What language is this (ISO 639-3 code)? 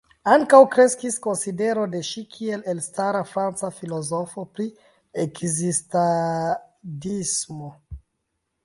epo